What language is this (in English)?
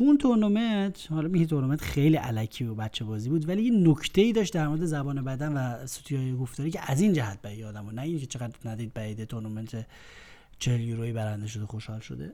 Persian